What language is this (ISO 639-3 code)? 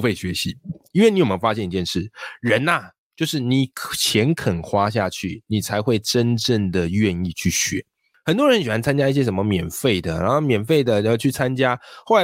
zho